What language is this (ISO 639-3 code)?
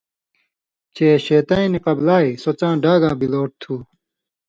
mvy